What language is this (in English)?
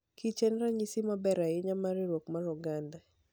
Luo (Kenya and Tanzania)